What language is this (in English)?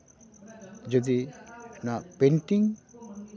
Santali